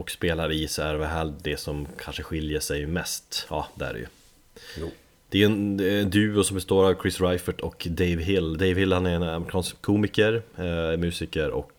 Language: Swedish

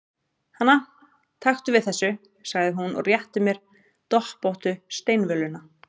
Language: Icelandic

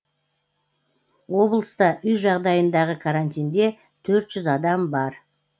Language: Kazakh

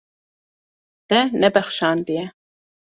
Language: Kurdish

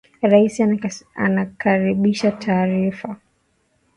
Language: Swahili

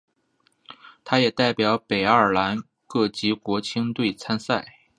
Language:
Chinese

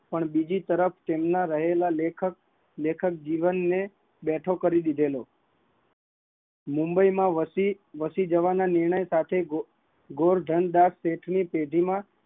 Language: Gujarati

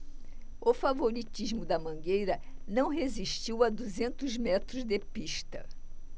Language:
Portuguese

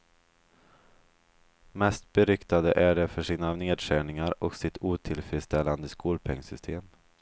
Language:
Swedish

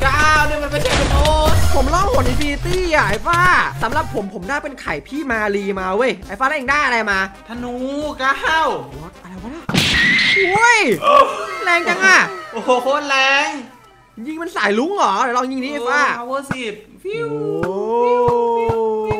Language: Thai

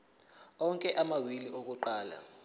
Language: Zulu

